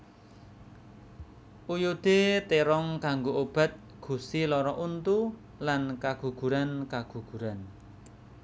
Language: Javanese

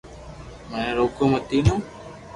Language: Loarki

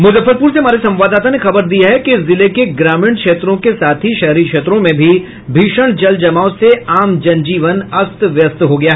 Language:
Hindi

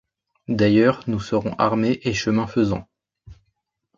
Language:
French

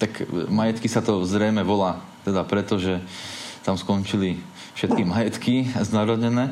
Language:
Slovak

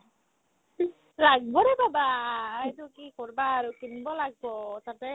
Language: Assamese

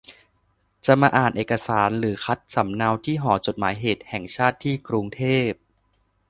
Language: Thai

